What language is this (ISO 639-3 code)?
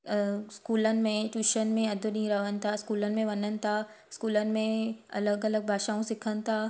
snd